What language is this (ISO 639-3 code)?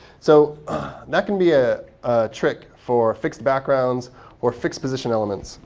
eng